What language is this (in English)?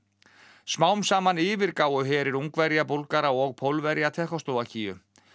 Icelandic